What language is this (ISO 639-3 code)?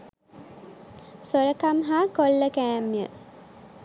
sin